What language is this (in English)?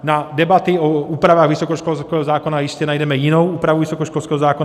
Czech